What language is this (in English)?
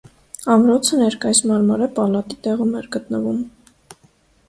Armenian